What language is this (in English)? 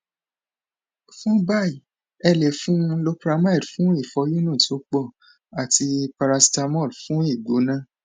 Yoruba